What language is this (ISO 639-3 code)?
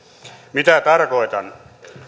fin